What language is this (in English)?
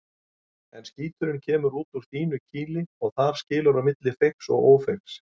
Icelandic